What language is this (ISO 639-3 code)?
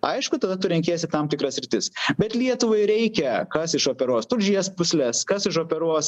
lit